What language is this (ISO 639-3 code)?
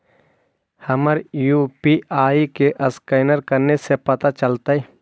mag